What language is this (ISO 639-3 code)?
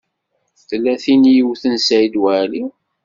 kab